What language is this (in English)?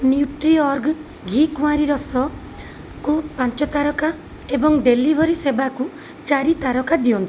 Odia